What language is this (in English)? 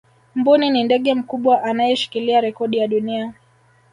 Swahili